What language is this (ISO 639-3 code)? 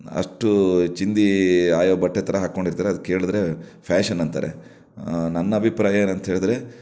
kan